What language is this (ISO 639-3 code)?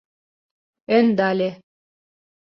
chm